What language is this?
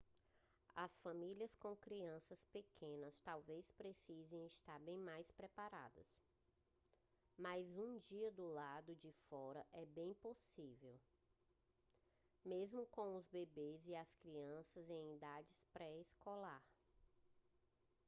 Portuguese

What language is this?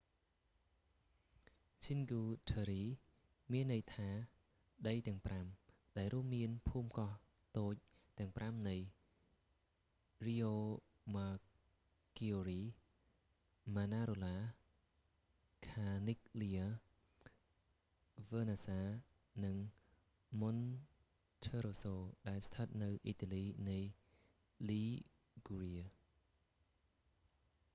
Khmer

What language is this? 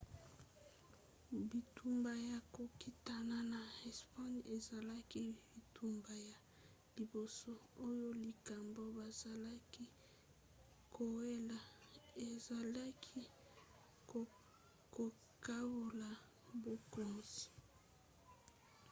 Lingala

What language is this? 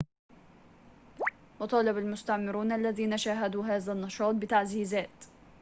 Arabic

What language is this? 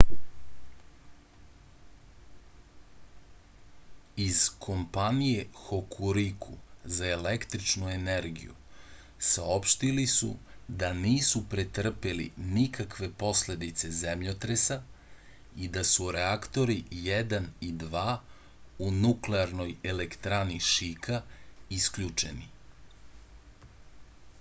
Serbian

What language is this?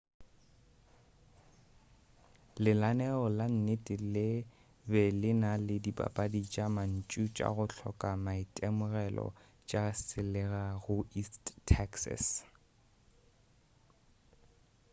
Northern Sotho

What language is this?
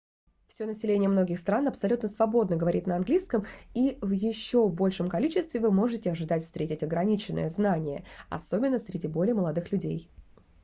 Russian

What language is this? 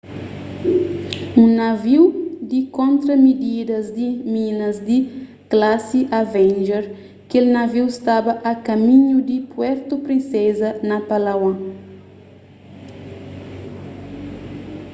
Kabuverdianu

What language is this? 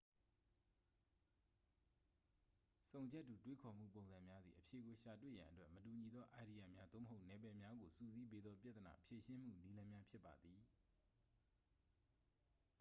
Burmese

